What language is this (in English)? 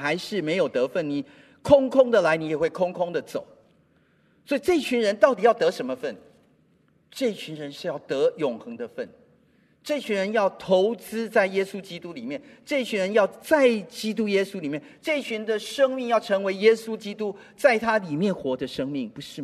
Chinese